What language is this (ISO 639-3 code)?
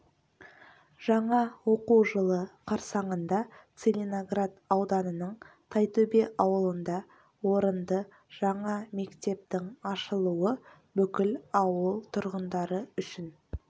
kaz